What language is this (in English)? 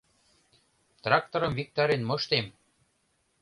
Mari